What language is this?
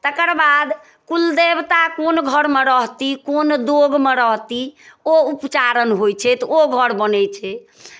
Maithili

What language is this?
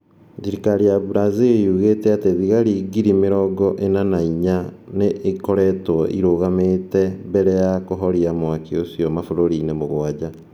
Kikuyu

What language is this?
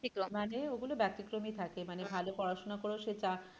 Bangla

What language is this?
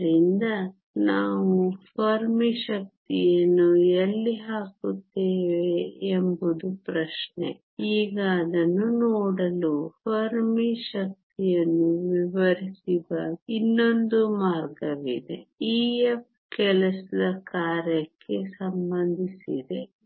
Kannada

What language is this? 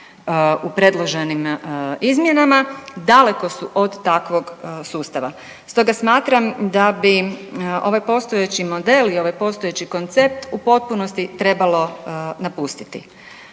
Croatian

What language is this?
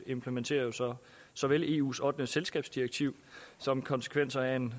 Danish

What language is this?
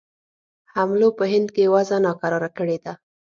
Pashto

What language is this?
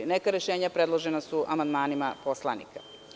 Serbian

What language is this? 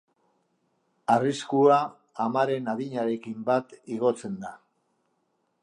Basque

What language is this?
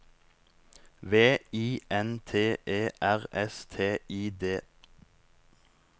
Norwegian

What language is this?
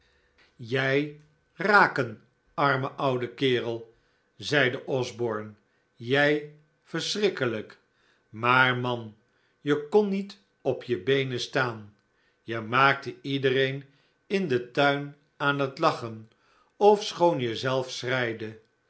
Dutch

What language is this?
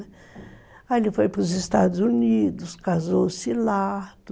Portuguese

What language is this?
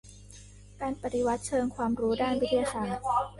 Thai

